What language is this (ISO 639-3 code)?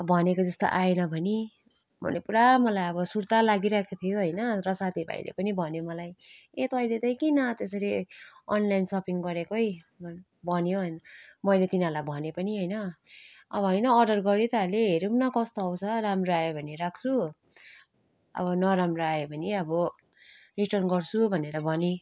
nep